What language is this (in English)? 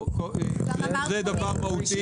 Hebrew